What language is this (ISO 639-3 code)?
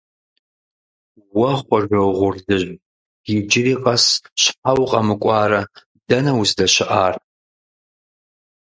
kbd